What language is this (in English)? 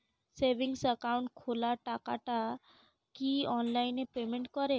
Bangla